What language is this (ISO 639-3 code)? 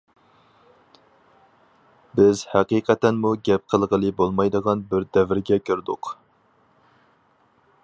uig